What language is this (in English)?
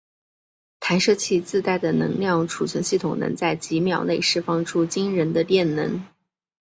Chinese